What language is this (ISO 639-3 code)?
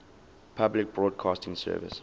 eng